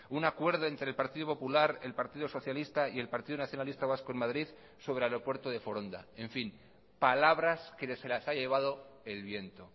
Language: Spanish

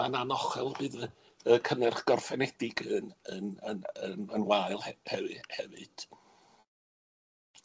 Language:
Welsh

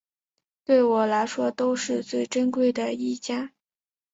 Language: Chinese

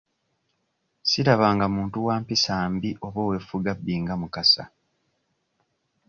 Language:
Ganda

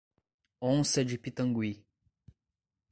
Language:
Portuguese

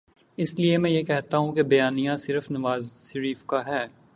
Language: Urdu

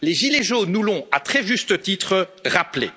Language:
French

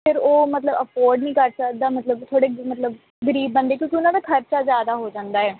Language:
Punjabi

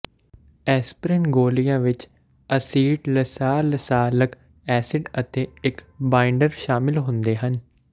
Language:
Punjabi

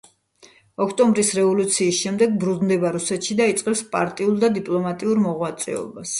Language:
Georgian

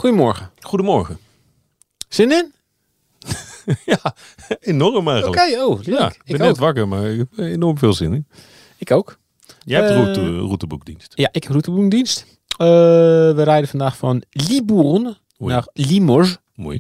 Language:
Dutch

